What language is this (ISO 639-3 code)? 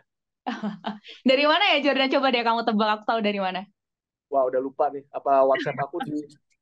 ind